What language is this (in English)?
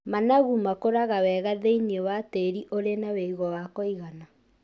Kikuyu